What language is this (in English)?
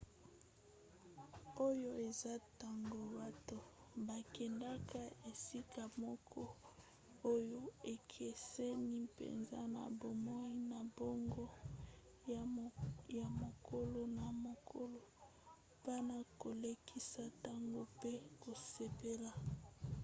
Lingala